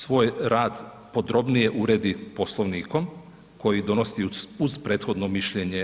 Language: Croatian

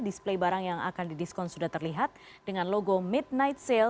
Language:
Indonesian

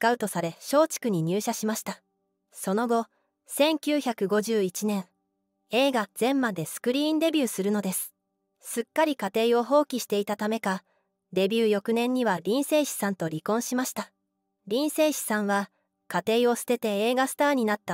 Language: Japanese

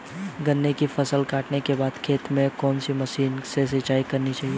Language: Hindi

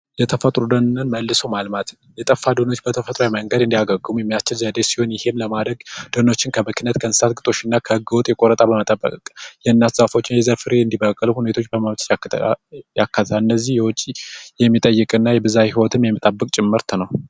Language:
Amharic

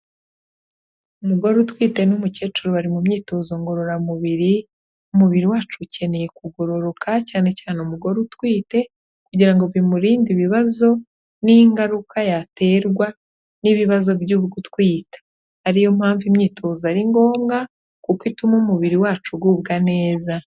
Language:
Kinyarwanda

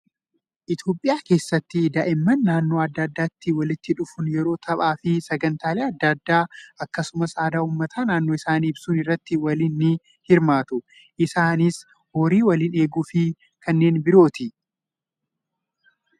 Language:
Oromo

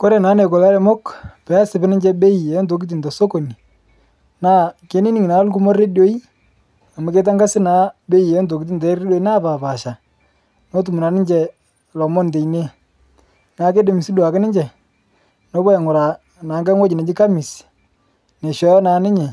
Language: Masai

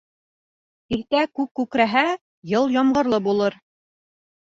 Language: Bashkir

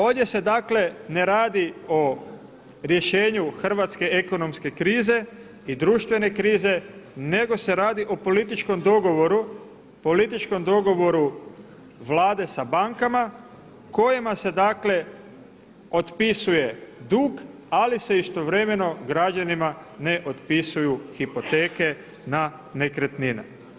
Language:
Croatian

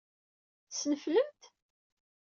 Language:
Kabyle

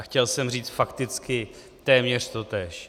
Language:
Czech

